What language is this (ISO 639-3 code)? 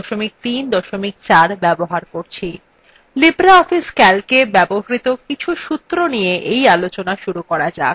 ben